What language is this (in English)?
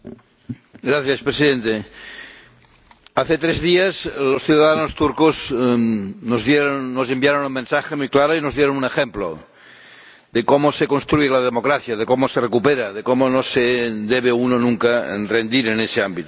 Spanish